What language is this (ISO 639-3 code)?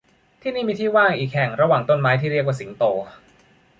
tha